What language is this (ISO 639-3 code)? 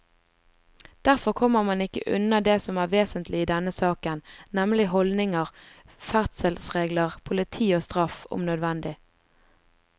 nor